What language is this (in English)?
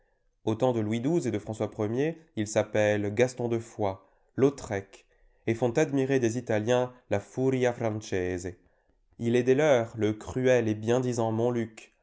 French